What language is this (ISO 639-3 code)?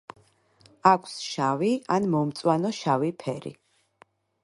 kat